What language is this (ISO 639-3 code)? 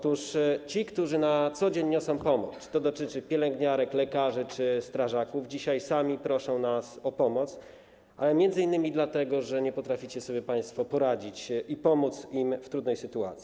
pol